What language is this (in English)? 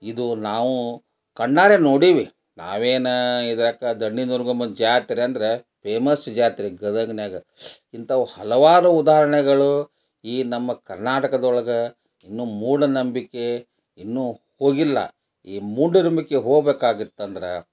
Kannada